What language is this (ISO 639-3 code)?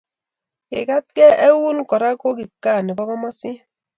kln